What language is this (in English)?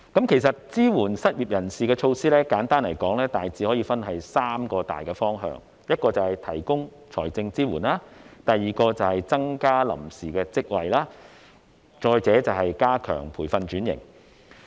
Cantonese